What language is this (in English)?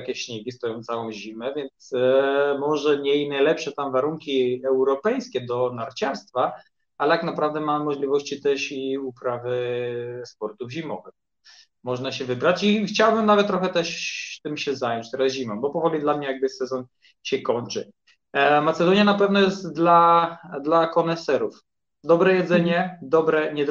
Polish